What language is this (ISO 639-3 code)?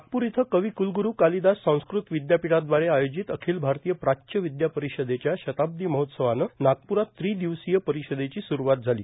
mar